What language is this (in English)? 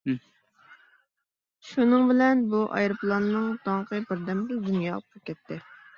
Uyghur